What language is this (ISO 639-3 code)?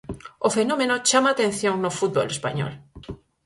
glg